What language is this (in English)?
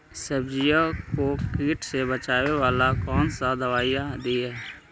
Magahi